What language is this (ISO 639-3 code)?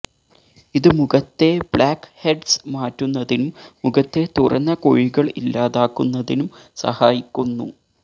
mal